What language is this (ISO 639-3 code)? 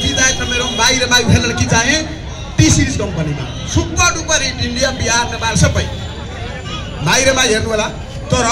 hin